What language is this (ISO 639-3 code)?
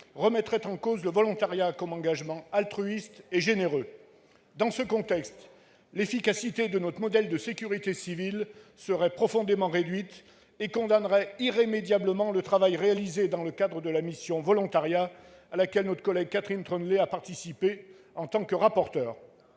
fra